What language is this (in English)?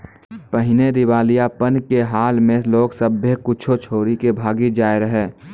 Maithili